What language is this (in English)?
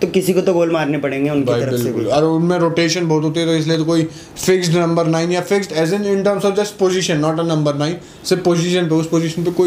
Hindi